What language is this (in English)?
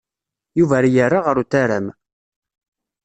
Kabyle